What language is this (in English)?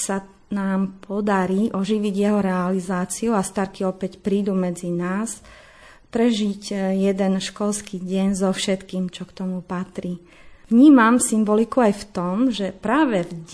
Slovak